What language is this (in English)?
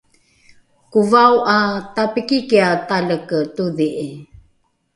Rukai